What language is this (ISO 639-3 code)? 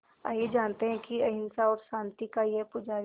hin